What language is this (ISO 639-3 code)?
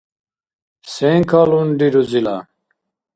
dar